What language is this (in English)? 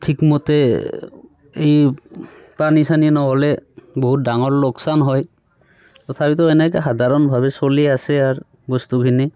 Assamese